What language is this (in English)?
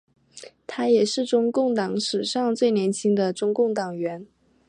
Chinese